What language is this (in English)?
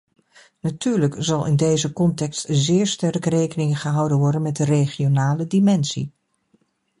Dutch